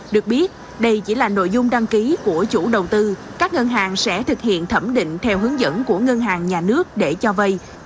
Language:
Vietnamese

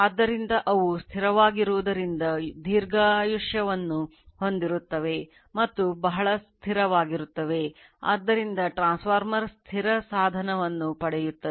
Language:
Kannada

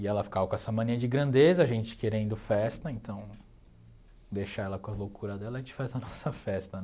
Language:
Portuguese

